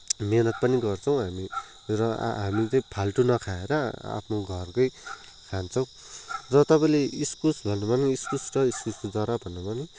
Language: Nepali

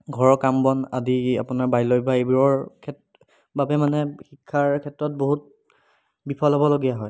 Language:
Assamese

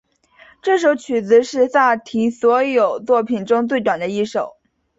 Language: Chinese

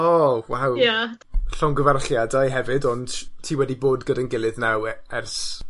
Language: Welsh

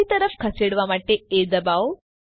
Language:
Gujarati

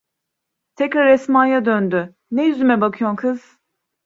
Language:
Turkish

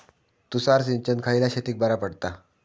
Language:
Marathi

